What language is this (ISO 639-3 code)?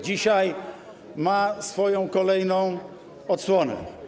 pol